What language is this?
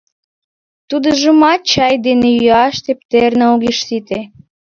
Mari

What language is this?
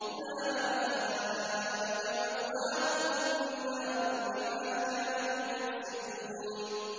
Arabic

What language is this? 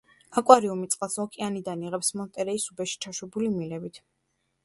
Georgian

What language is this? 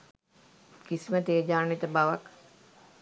Sinhala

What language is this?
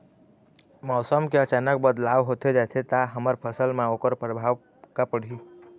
Chhattisgarhi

